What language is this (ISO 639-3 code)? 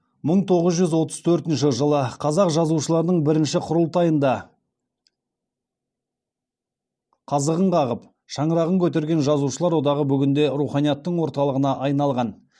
kaz